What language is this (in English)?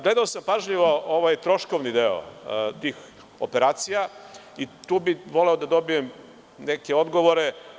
Serbian